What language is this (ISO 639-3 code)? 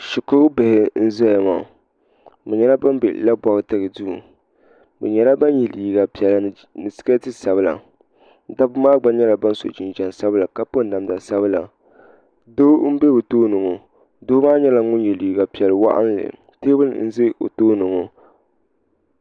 dag